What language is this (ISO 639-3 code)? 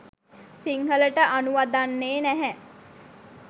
sin